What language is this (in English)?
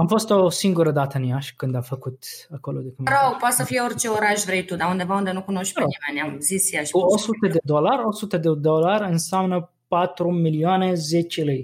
Romanian